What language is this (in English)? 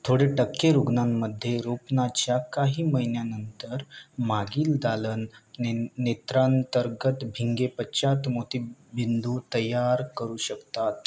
Marathi